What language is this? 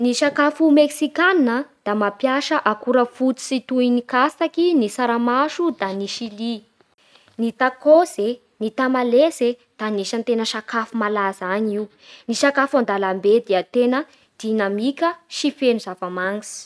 Bara Malagasy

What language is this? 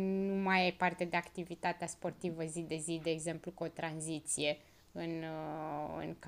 Romanian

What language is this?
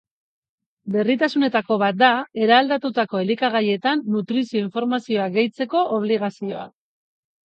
Basque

